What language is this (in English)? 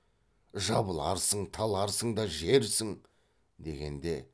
Kazakh